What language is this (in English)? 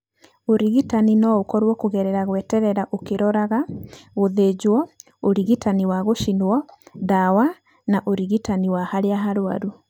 Kikuyu